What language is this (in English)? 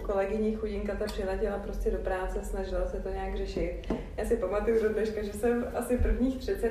Czech